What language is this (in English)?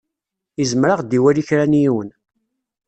Kabyle